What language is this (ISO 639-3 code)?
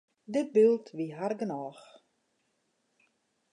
fry